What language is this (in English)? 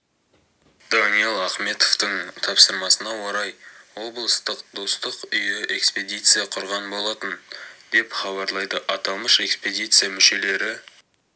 Kazakh